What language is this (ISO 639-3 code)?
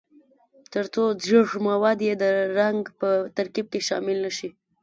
pus